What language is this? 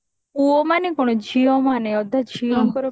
Odia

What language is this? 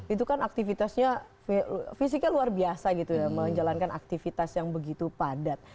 Indonesian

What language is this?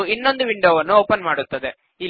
Kannada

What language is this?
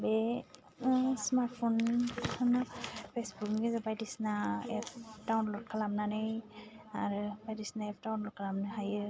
Bodo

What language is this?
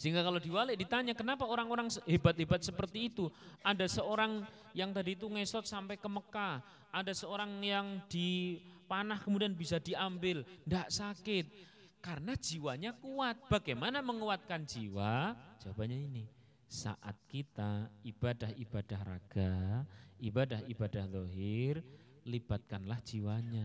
Indonesian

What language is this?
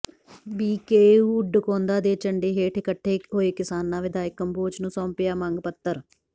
Punjabi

